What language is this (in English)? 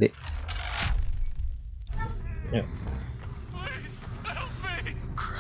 Indonesian